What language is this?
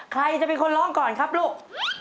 Thai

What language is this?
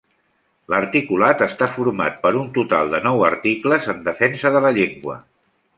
Catalan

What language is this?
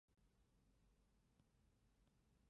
Chinese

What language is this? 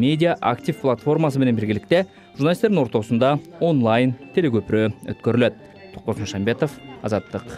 Turkish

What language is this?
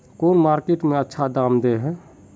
Magahi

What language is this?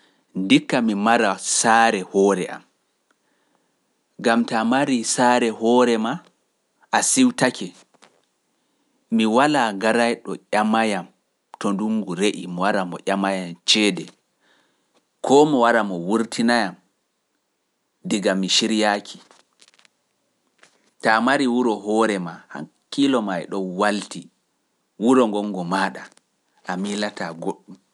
Pular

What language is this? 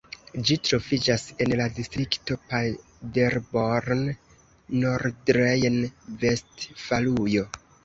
Esperanto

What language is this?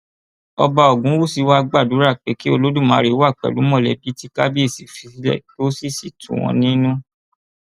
Yoruba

